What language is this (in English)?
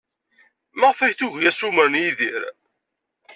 Kabyle